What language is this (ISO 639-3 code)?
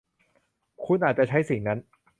tha